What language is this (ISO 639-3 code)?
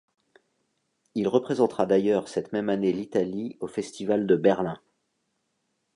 fra